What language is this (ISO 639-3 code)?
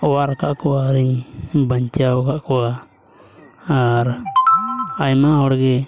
sat